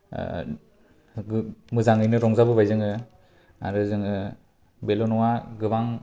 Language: Bodo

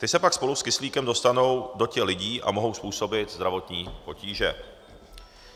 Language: Czech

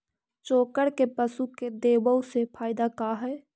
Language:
Magahi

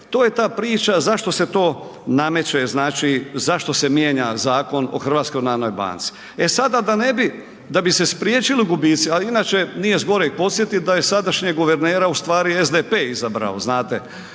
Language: Croatian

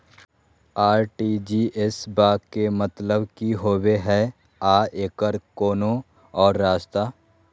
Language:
Magahi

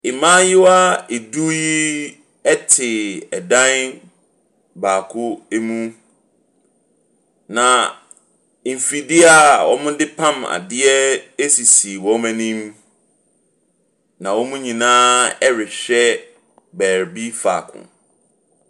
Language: Akan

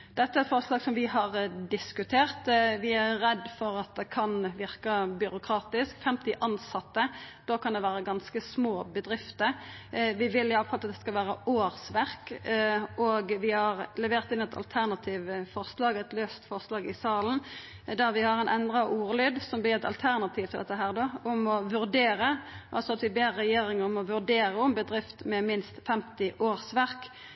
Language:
Norwegian Nynorsk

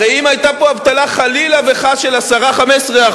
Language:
Hebrew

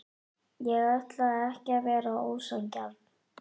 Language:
Icelandic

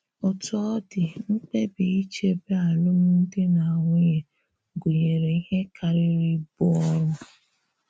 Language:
Igbo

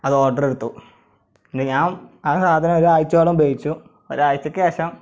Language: Malayalam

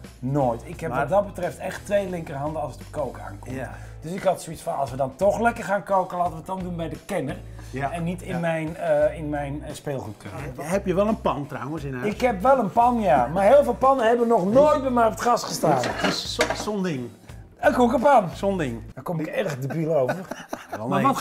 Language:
Dutch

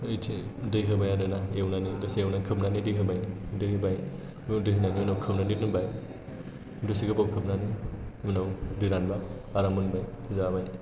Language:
Bodo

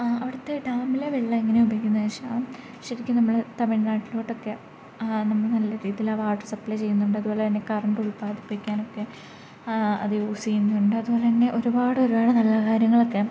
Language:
Malayalam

